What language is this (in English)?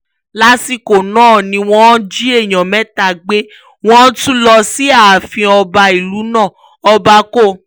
Yoruba